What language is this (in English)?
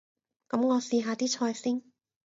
Cantonese